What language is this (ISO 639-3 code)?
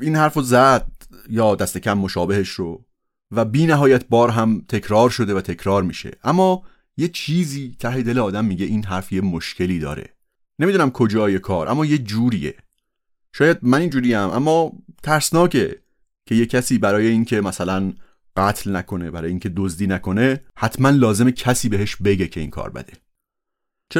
fas